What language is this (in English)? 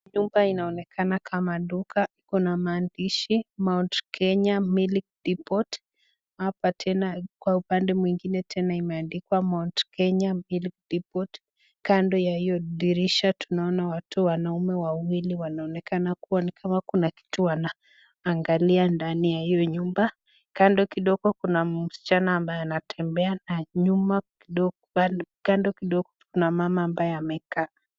Swahili